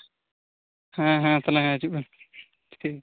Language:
Santali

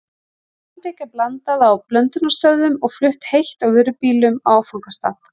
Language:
Icelandic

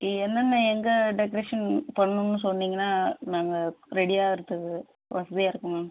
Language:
Tamil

